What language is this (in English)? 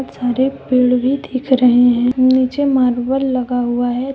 Hindi